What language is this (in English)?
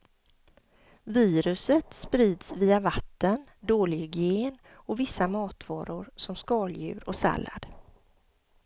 Swedish